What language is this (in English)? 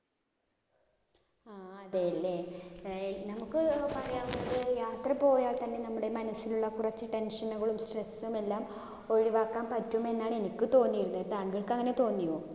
Malayalam